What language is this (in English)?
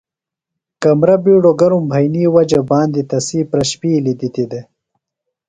Phalura